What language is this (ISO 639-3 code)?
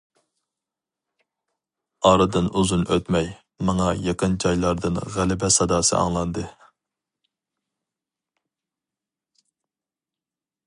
uig